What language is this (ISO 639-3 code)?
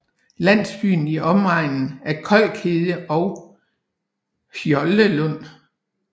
dan